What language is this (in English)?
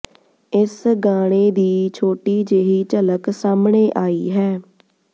Punjabi